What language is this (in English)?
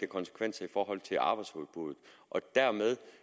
Danish